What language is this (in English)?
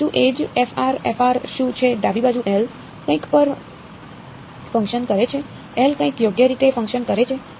Gujarati